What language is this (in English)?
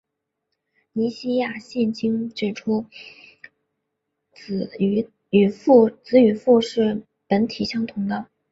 Chinese